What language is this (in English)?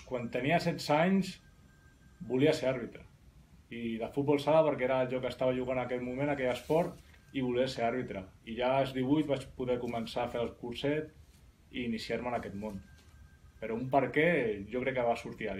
Spanish